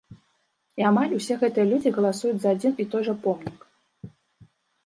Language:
Belarusian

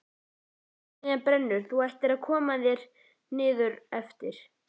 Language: Icelandic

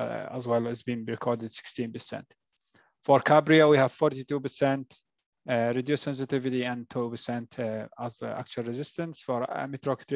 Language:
English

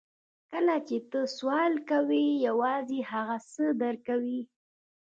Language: Pashto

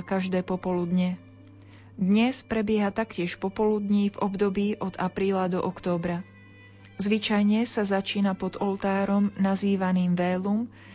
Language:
Slovak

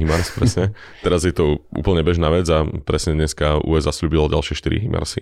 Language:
Slovak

